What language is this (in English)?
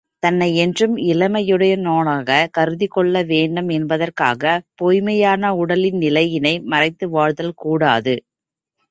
Tamil